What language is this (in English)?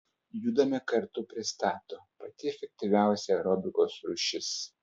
Lithuanian